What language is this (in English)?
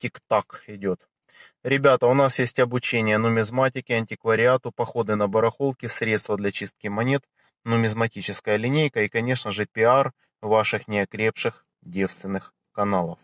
Russian